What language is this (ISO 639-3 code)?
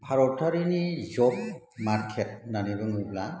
brx